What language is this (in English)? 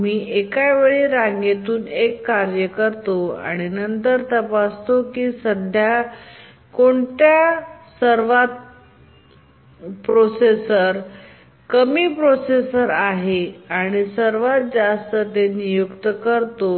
Marathi